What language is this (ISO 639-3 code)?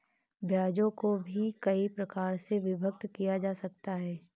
hin